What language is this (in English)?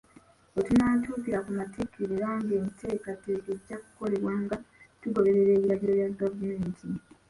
Ganda